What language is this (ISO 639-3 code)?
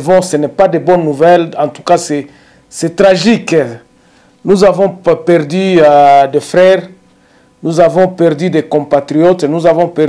fra